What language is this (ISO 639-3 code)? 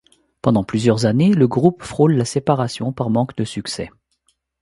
fra